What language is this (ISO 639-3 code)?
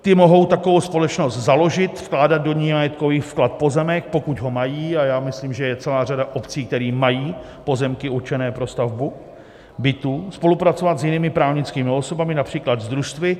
ces